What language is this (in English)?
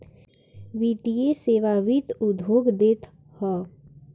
Bhojpuri